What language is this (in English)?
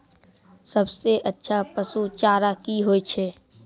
Maithili